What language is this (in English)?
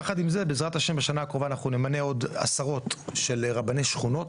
Hebrew